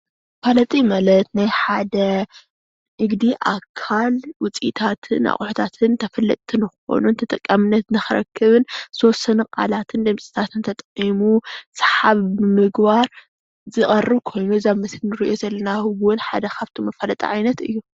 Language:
Tigrinya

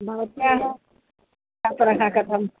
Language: Sanskrit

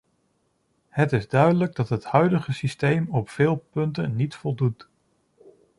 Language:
Dutch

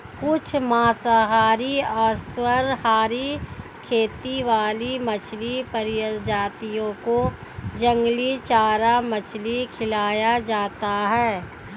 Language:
Hindi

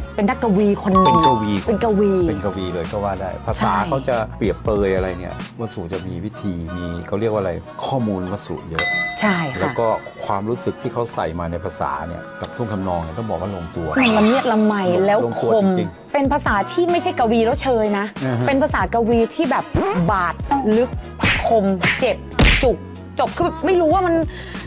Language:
Thai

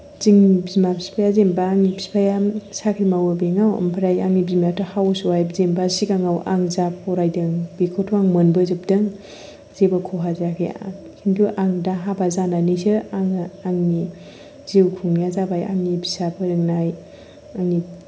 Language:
Bodo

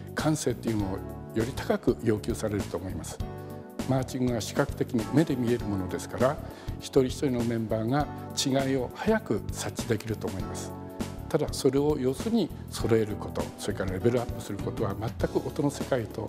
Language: Japanese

